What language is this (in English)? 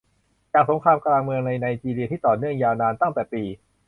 Thai